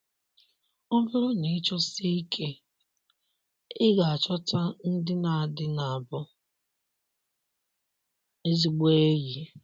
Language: Igbo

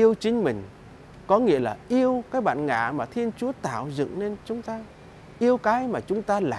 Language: Vietnamese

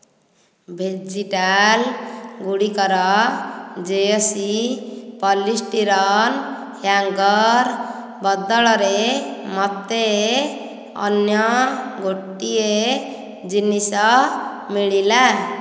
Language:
Odia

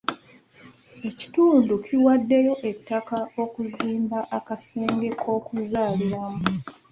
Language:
Ganda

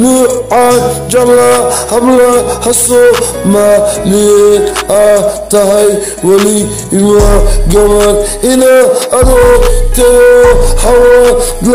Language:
Arabic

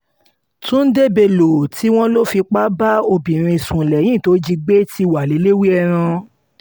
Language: Yoruba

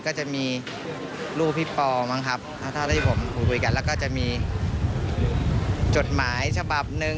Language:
Thai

